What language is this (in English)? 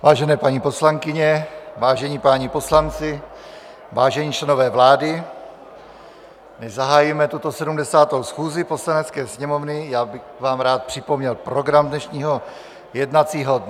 Czech